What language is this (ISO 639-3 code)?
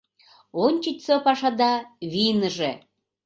chm